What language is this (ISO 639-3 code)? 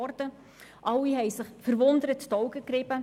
gsw